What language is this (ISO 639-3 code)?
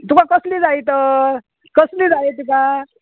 kok